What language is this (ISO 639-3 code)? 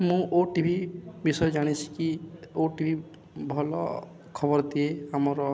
ori